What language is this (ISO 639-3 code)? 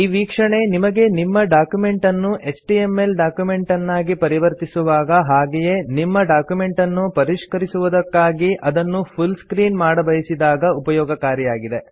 kan